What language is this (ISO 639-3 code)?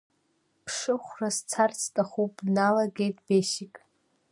abk